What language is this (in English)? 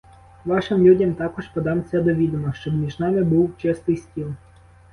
Ukrainian